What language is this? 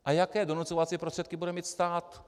Czech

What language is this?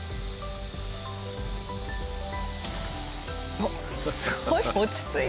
Japanese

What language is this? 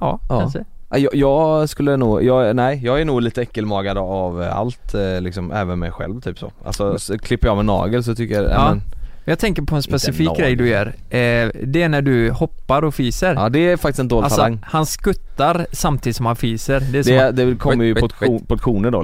Swedish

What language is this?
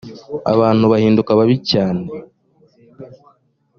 Kinyarwanda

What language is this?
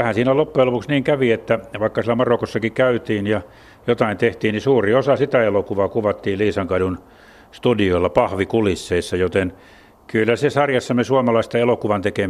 Finnish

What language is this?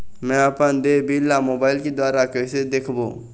Chhattisgarhi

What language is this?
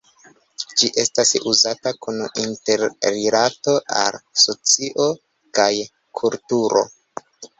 Esperanto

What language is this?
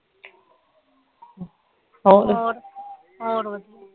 Punjabi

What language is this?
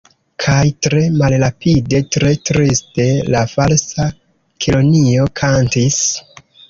Esperanto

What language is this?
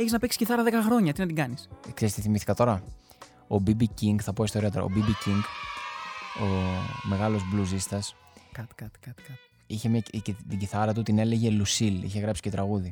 Greek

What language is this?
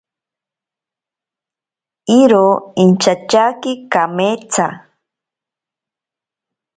Ashéninka Perené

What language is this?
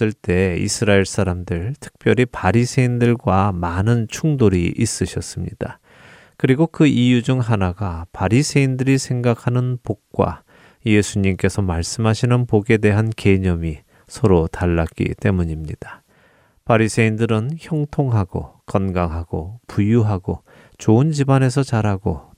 Korean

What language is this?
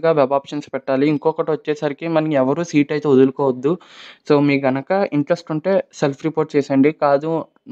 Hindi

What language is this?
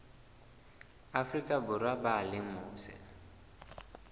Southern Sotho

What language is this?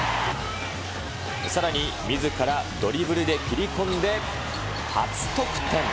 Japanese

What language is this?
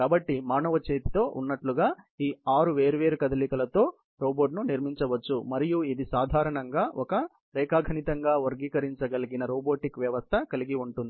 Telugu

